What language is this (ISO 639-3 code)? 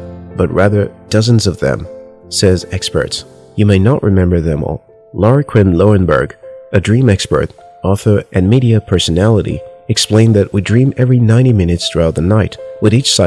eng